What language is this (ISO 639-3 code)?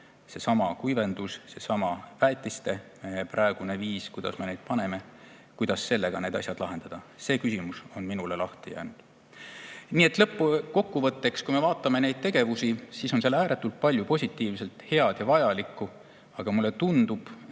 est